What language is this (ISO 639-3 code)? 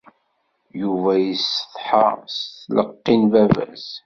kab